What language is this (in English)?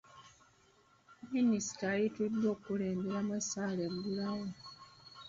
Ganda